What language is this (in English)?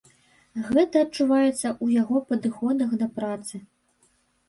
Belarusian